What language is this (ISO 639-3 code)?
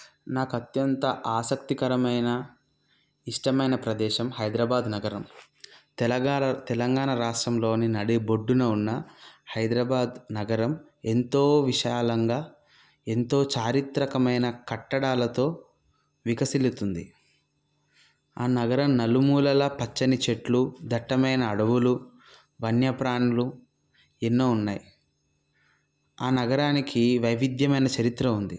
tel